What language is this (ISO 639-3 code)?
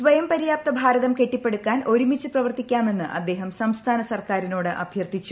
mal